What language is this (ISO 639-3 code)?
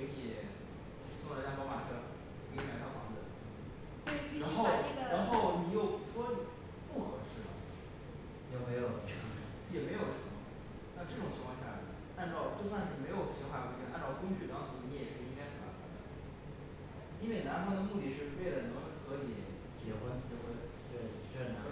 zho